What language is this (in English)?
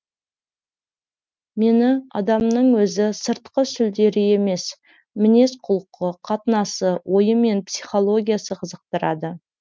Kazakh